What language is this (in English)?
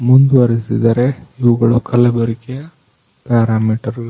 Kannada